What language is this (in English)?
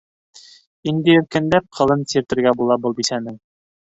Bashkir